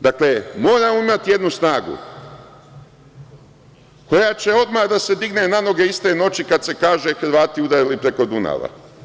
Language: Serbian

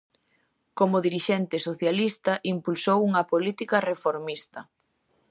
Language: Galician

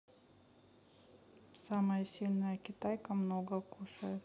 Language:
Russian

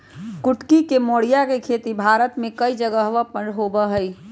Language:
Magahi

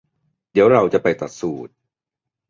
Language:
Thai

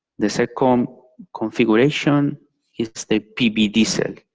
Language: English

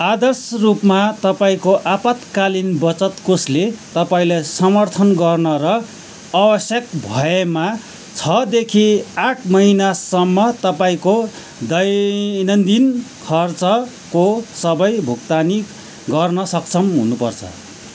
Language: Nepali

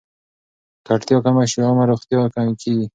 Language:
Pashto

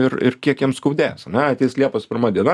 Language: Lithuanian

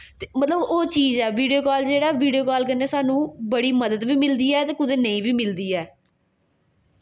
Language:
Dogri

